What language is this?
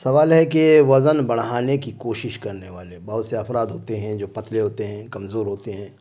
Urdu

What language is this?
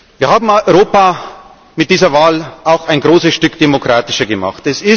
German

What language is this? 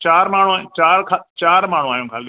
Sindhi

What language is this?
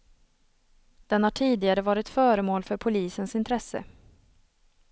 Swedish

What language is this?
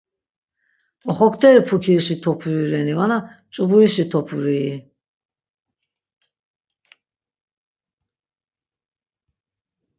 Laz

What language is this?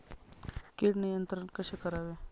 Marathi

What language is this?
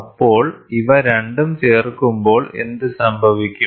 Malayalam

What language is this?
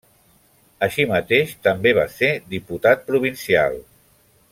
Catalan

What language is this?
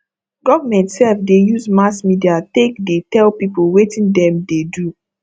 Nigerian Pidgin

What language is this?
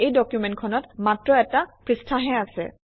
Assamese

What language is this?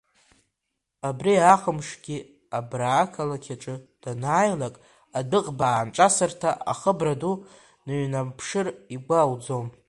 Abkhazian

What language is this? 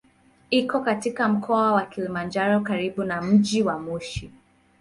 Swahili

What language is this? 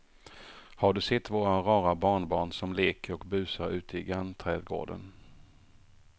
Swedish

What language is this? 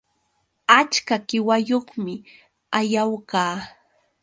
Yauyos Quechua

